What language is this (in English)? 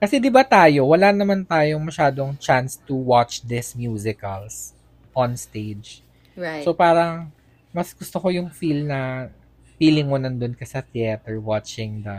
Filipino